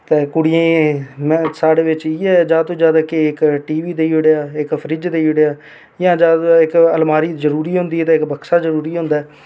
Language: Dogri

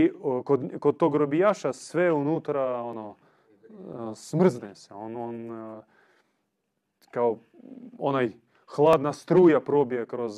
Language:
Croatian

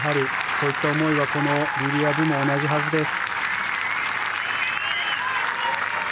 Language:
Japanese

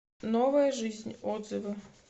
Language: Russian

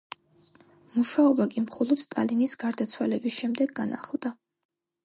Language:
Georgian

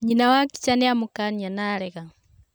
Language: Kikuyu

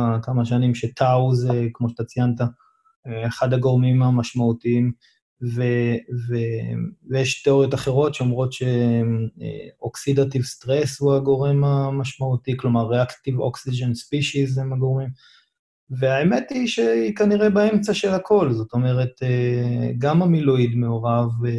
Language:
Hebrew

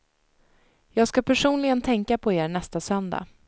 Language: Swedish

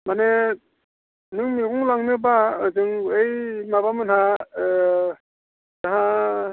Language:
Bodo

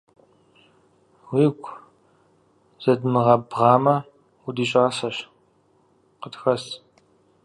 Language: Kabardian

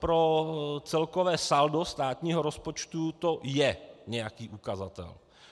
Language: Czech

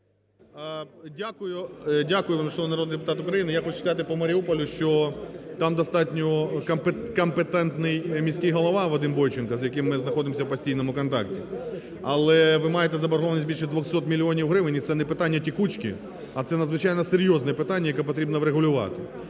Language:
Ukrainian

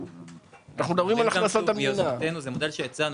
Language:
Hebrew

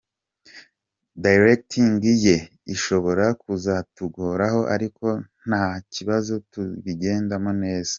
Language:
Kinyarwanda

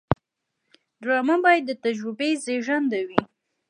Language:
Pashto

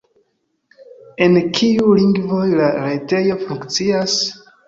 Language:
Esperanto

